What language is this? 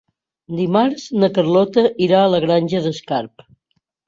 Catalan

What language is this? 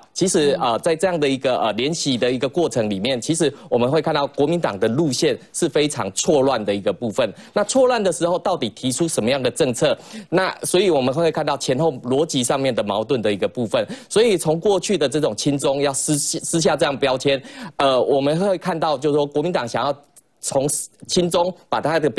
Chinese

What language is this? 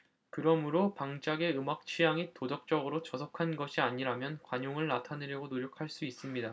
Korean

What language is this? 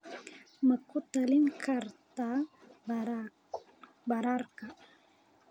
Somali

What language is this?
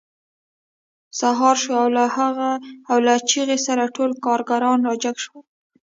Pashto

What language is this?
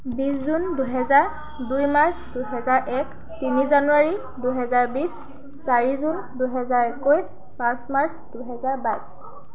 Assamese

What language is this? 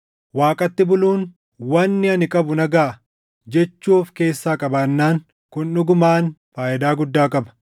Oromo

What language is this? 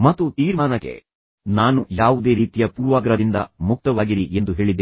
Kannada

